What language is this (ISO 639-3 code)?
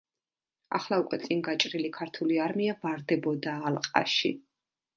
kat